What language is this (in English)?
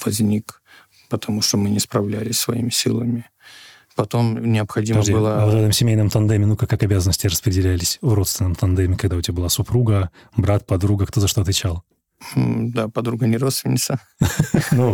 Russian